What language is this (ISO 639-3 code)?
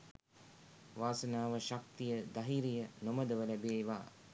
sin